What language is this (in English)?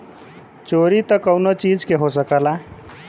Bhojpuri